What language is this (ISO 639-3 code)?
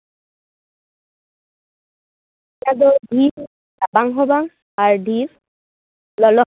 sat